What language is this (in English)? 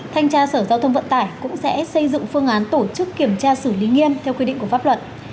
Vietnamese